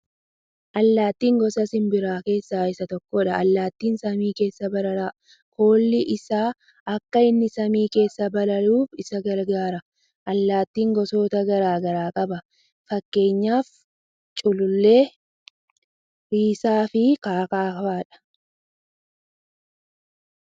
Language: Oromo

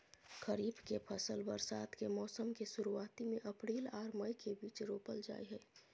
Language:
Maithili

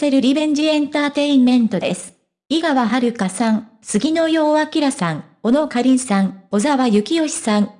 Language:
Japanese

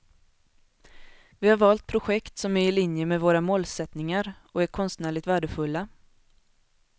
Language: Swedish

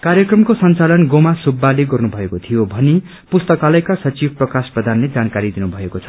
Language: Nepali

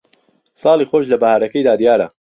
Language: Central Kurdish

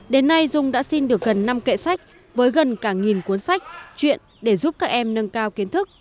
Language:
Vietnamese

